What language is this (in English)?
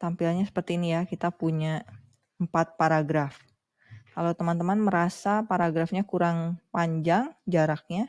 Indonesian